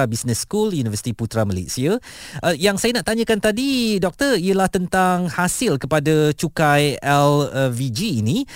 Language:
Malay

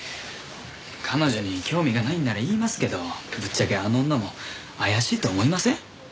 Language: Japanese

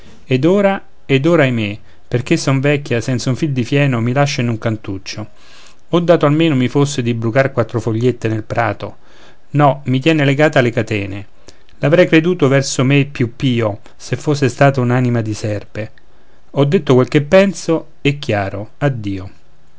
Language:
Italian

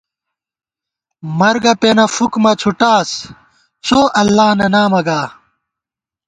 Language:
Gawar-Bati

